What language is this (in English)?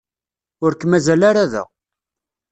Kabyle